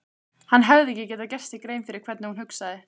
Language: Icelandic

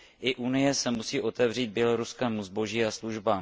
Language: Czech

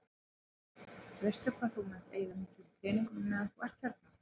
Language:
Icelandic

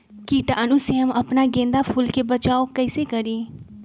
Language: Magahi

